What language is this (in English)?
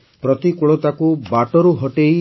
Odia